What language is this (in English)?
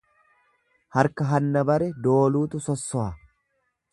Oromo